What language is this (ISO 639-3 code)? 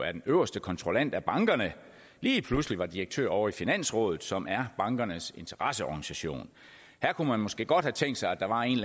dan